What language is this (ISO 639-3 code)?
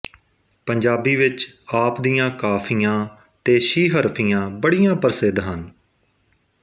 pan